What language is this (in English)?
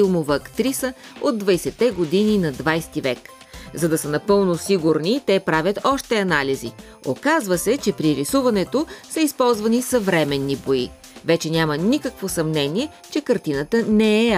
Bulgarian